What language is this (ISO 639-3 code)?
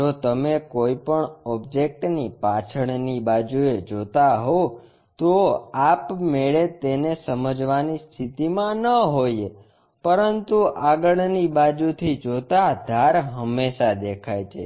guj